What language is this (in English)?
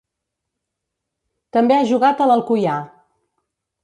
Catalan